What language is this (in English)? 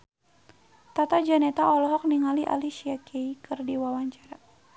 Sundanese